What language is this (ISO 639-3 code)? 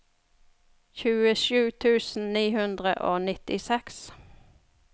nor